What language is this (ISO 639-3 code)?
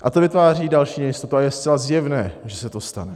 ces